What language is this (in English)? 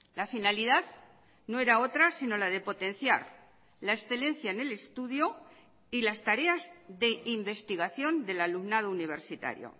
Spanish